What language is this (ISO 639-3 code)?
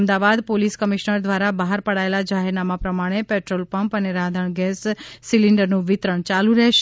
guj